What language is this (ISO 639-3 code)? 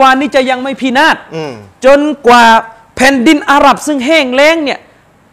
tha